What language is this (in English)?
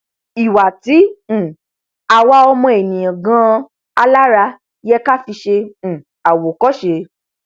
Yoruba